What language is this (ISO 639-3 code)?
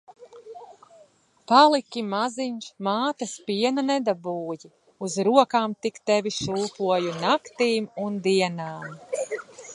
lav